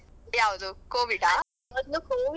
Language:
Kannada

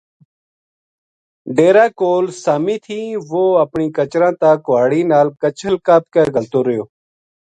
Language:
Gujari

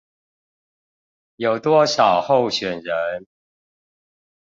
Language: Chinese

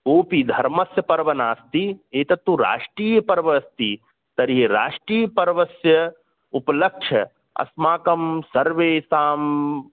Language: Sanskrit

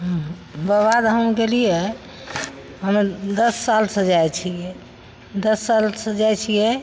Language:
Maithili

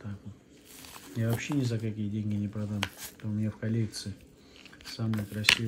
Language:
Russian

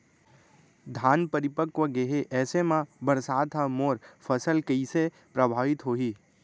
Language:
Chhattisgarhi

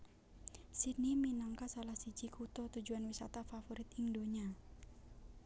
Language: Javanese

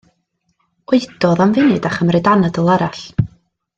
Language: Welsh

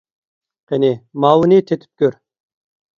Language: Uyghur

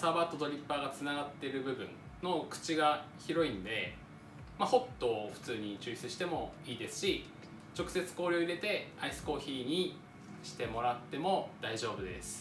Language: Japanese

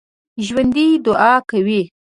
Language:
Pashto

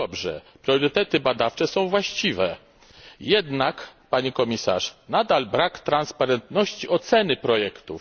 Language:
Polish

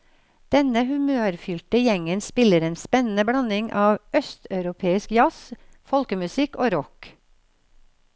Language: Norwegian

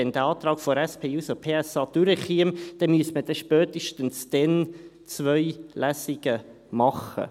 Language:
Swiss German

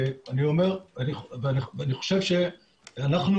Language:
Hebrew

